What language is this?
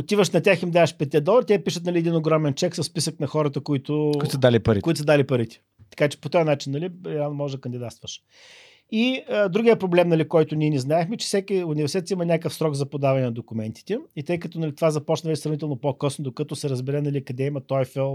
Bulgarian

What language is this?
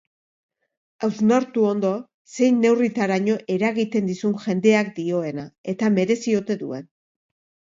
Basque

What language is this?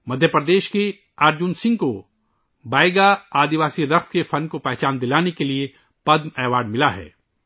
Urdu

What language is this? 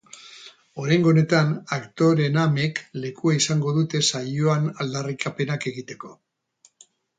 Basque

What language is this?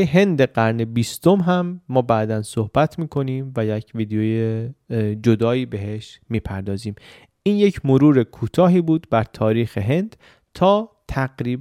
Persian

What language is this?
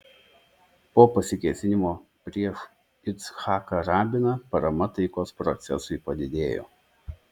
Lithuanian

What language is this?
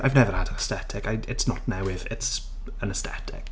Welsh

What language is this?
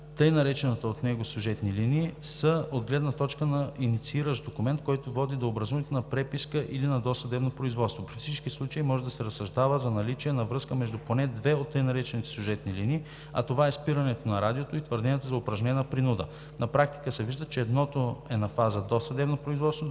Bulgarian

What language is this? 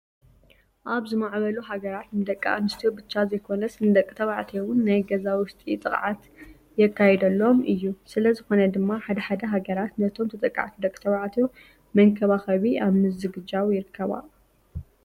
Tigrinya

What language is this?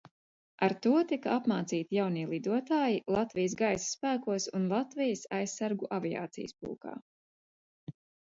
Latvian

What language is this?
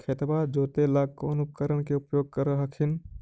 Magahi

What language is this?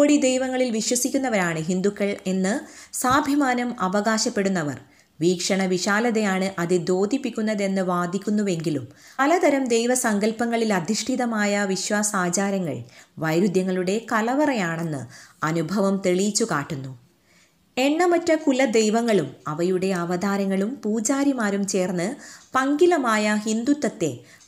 Malayalam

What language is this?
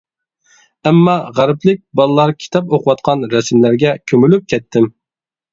Uyghur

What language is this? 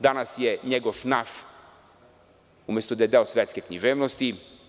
Serbian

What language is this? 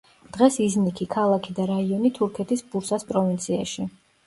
Georgian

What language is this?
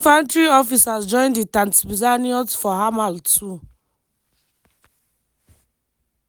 Nigerian Pidgin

